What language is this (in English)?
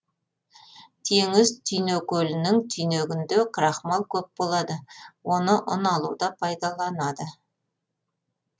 Kazakh